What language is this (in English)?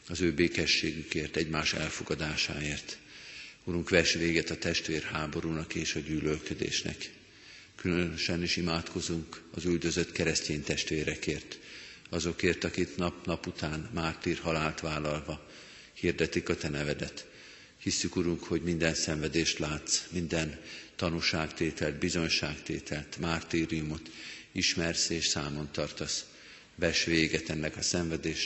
Hungarian